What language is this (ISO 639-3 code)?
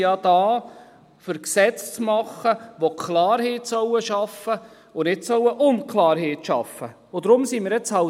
gsw